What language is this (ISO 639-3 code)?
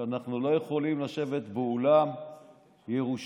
heb